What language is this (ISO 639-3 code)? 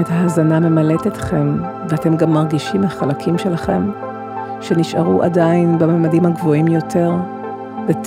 heb